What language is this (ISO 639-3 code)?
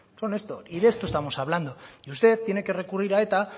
spa